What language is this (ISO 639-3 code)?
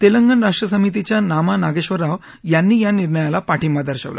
mar